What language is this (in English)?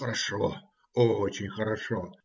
Russian